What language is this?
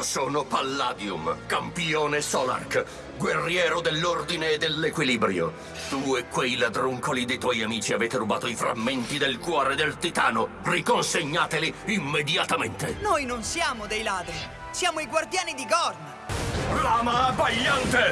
Italian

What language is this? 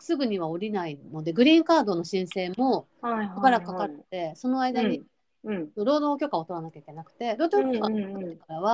Japanese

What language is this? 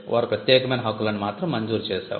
Telugu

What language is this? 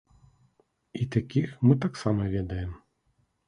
Belarusian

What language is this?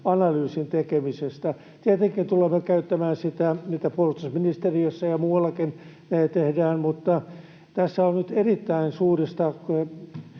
Finnish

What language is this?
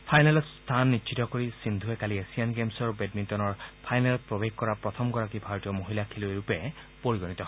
Assamese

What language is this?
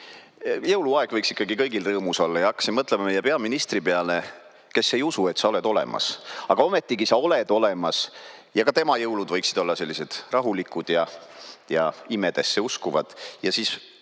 Estonian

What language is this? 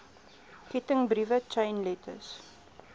Afrikaans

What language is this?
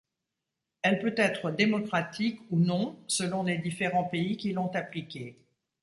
French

